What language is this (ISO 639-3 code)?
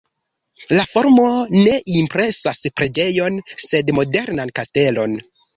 epo